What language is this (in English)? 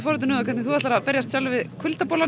Icelandic